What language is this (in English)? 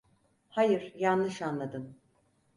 Turkish